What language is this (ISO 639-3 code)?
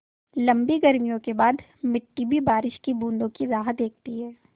hin